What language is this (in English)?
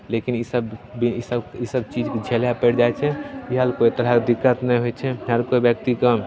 Maithili